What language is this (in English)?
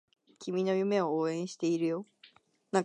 Japanese